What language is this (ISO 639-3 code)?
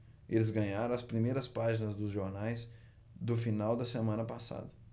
por